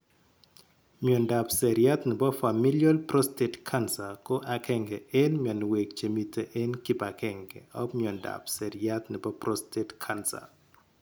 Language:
Kalenjin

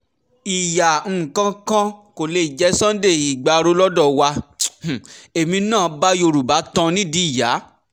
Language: Yoruba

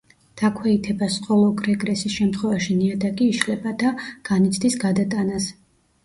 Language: Georgian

